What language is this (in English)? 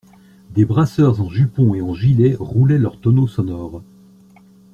French